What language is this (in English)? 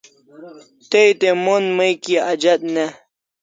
Kalasha